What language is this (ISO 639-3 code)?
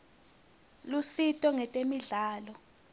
ssw